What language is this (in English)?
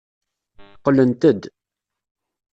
Kabyle